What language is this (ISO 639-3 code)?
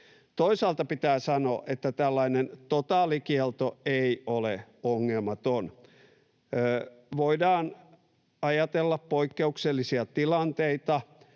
fin